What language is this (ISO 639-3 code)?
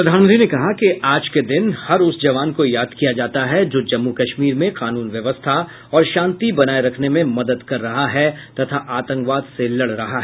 hin